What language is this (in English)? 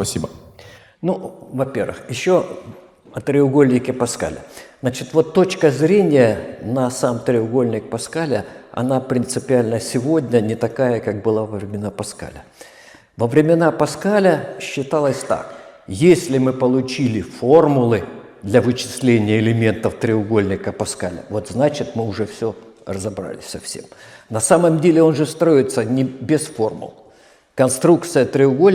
Russian